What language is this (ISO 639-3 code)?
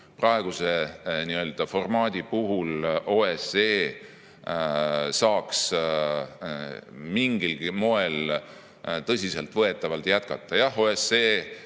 est